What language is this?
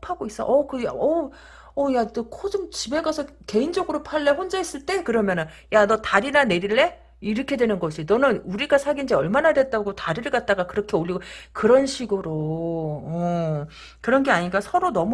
Korean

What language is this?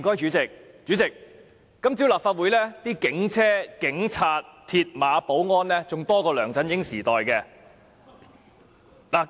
Cantonese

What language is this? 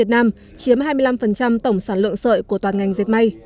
Vietnamese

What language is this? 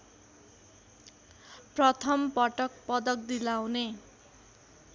Nepali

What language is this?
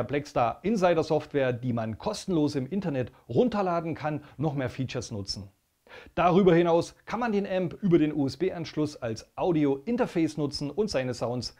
German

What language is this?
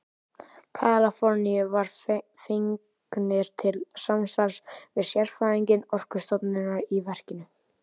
Icelandic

